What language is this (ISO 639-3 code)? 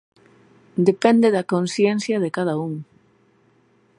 glg